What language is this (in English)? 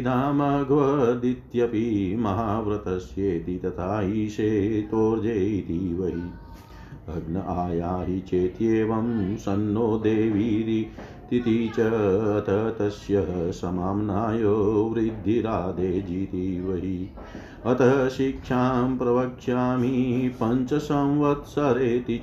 Hindi